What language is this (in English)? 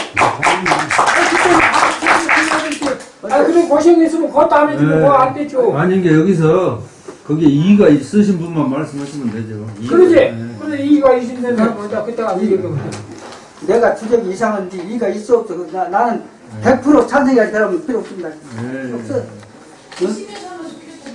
Korean